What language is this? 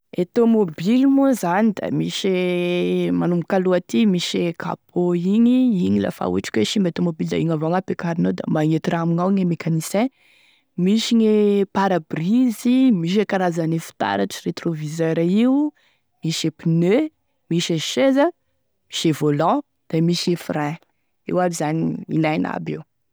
Tesaka Malagasy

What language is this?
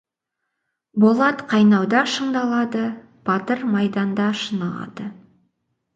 Kazakh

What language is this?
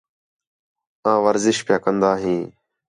Khetrani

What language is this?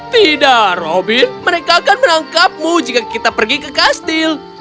Indonesian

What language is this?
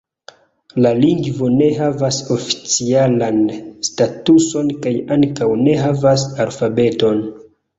Esperanto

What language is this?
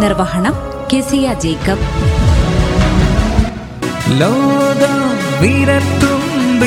Malayalam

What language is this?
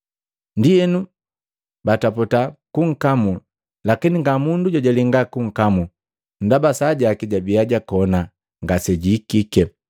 Matengo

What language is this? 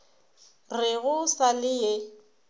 Northern Sotho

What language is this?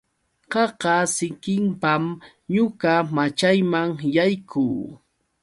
Yauyos Quechua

